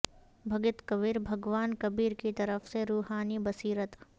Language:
Urdu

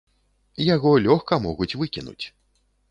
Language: Belarusian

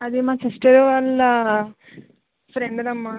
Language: Telugu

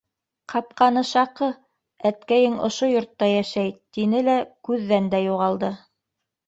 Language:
Bashkir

